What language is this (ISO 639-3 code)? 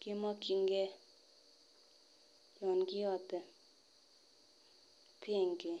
kln